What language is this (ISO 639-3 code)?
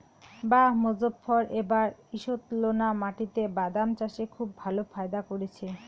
ben